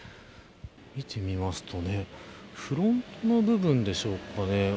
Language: Japanese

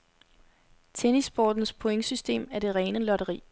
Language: Danish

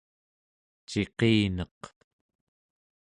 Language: Central Yupik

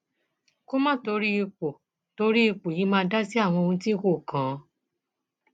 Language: Yoruba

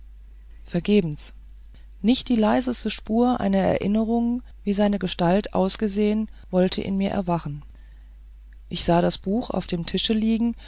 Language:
German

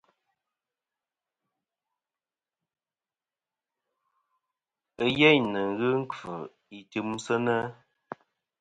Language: Kom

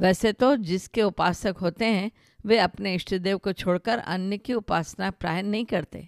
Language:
Hindi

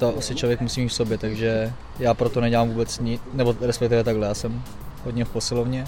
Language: Czech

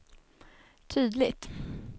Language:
Swedish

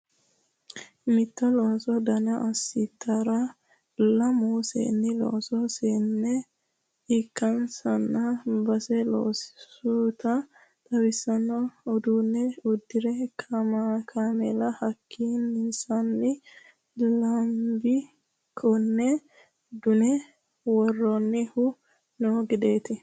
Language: Sidamo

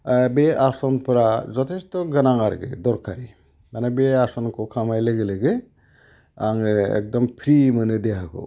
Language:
Bodo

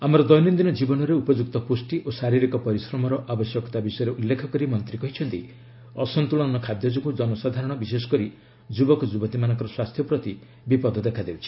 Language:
Odia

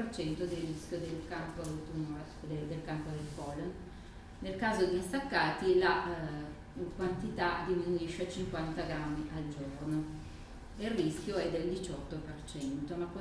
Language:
Italian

